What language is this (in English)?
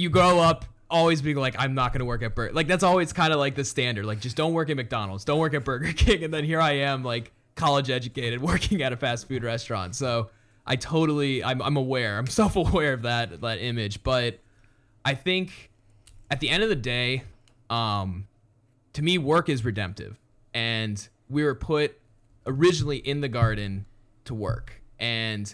English